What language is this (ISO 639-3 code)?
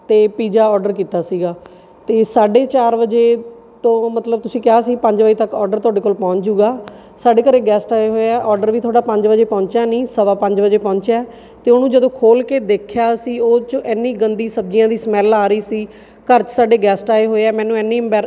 pan